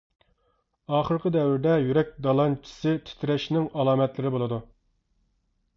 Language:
Uyghur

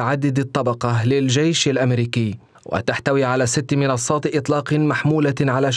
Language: Arabic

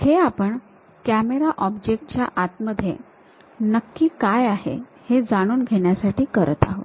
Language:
Marathi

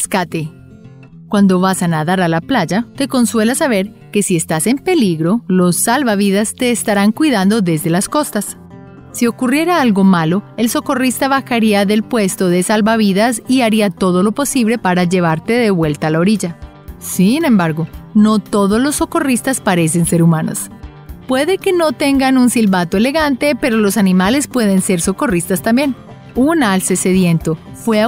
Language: Spanish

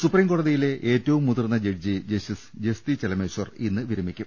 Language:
Malayalam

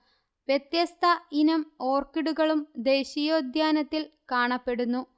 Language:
Malayalam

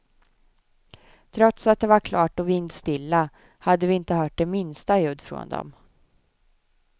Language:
Swedish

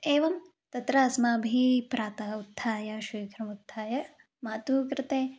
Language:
Sanskrit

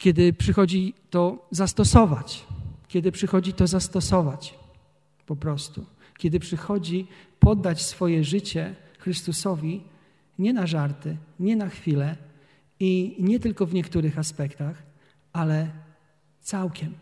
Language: Polish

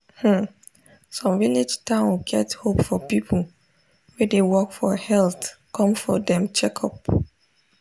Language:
Nigerian Pidgin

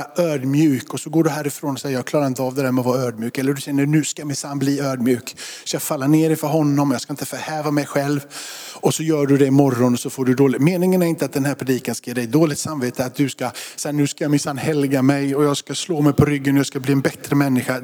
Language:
Swedish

